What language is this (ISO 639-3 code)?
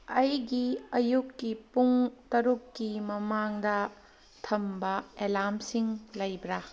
mni